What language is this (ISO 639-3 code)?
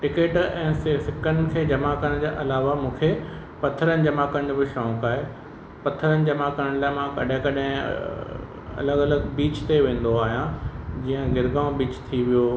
snd